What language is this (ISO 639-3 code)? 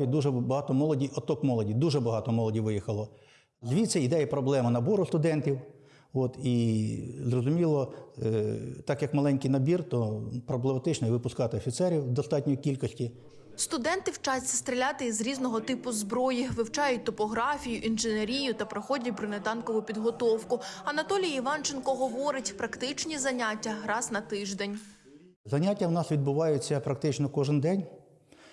ukr